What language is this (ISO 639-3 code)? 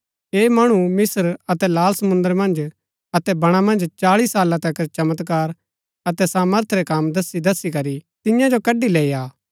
gbk